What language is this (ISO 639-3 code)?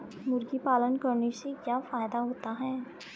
hin